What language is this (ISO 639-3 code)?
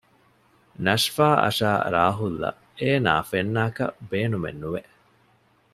div